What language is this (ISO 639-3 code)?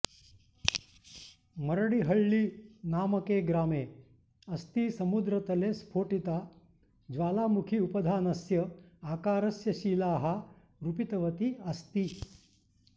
san